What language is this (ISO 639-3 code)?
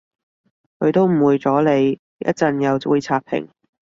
yue